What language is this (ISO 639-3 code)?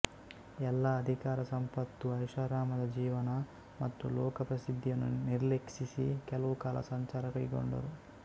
kan